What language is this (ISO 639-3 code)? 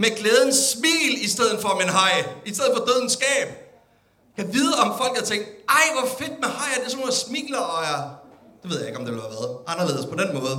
dan